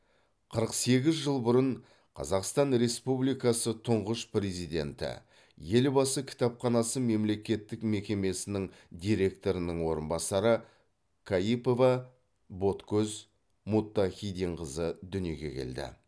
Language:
Kazakh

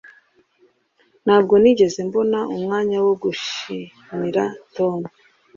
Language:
Kinyarwanda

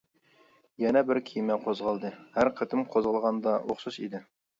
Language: Uyghur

